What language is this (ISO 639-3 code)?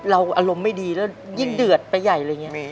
tha